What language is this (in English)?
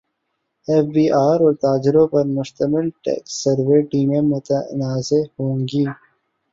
Urdu